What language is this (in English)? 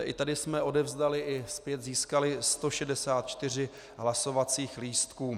Czech